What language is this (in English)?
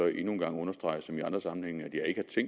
Danish